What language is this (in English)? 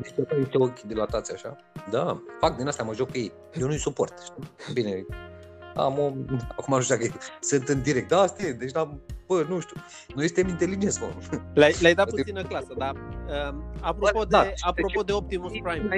Romanian